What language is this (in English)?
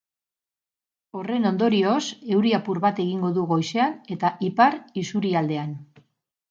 Basque